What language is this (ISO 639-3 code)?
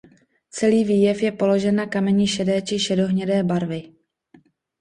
ces